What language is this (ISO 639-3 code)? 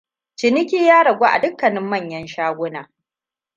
hau